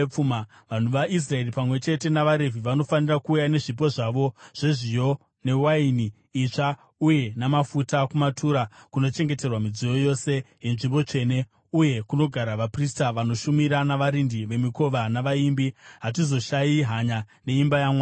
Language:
Shona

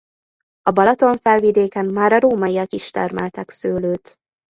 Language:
Hungarian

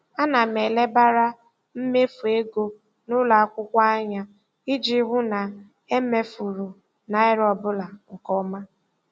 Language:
Igbo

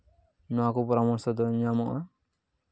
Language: Santali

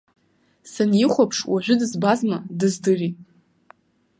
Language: Abkhazian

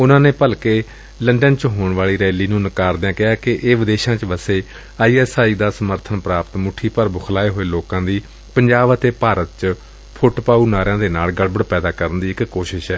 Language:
Punjabi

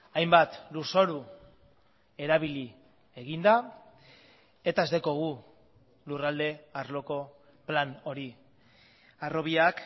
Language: Basque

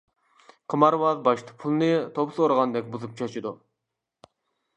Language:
Uyghur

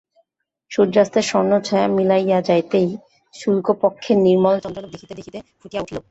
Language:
Bangla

